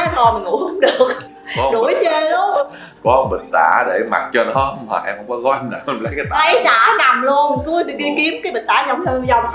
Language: Vietnamese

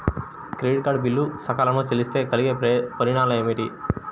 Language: Telugu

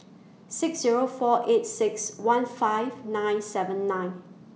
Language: English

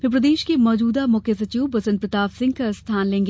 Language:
Hindi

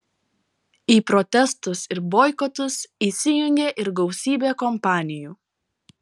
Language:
Lithuanian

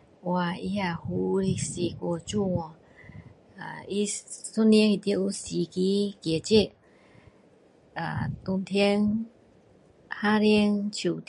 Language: Min Dong Chinese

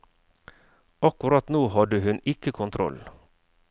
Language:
Norwegian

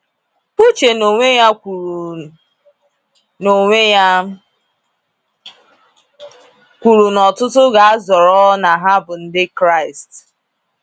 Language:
Igbo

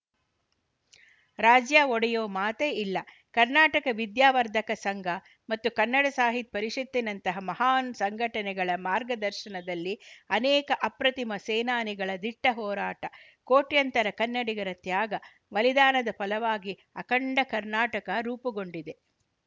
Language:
Kannada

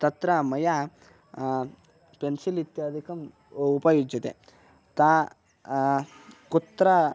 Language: Sanskrit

